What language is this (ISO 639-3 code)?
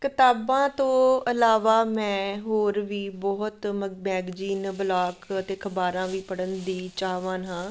pan